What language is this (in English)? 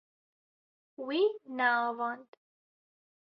Kurdish